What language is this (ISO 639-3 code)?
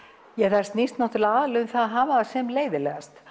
isl